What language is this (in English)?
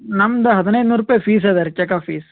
Kannada